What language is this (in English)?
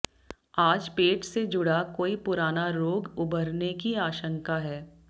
Hindi